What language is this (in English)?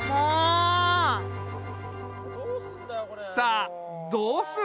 Japanese